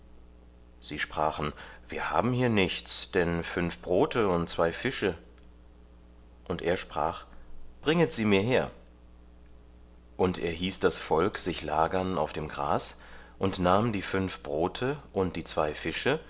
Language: German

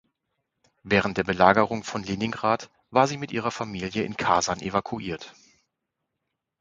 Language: German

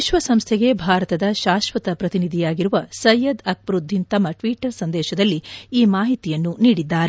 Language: Kannada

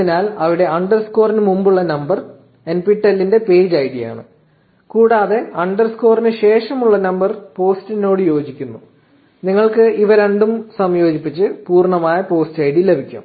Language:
Malayalam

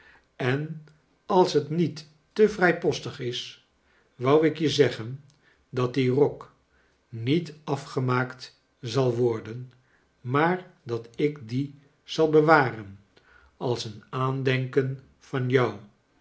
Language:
Dutch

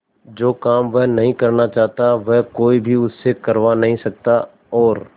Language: Hindi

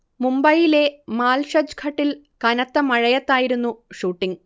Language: Malayalam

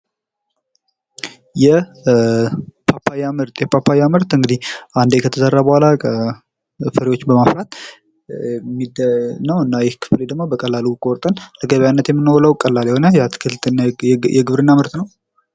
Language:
Amharic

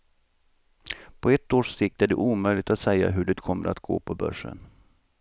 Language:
Swedish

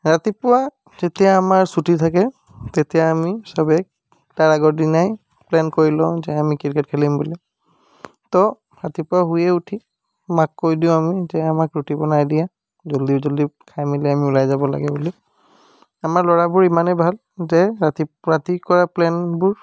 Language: Assamese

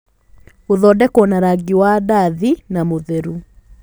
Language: Kikuyu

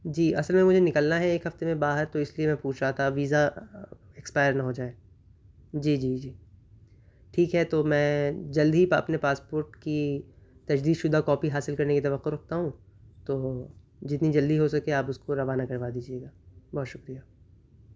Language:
Urdu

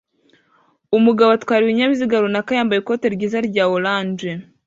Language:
Kinyarwanda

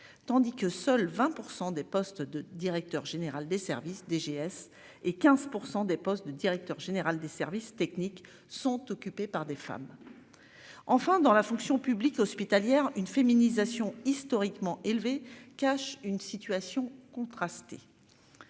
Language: French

